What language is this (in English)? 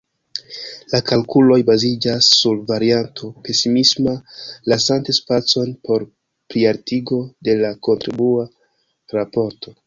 Esperanto